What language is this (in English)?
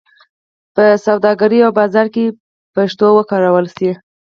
Pashto